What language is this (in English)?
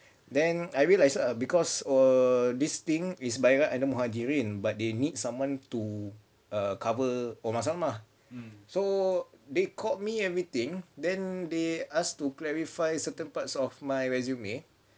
English